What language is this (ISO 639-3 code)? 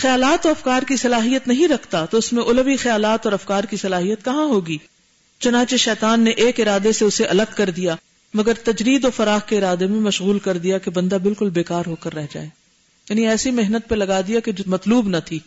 urd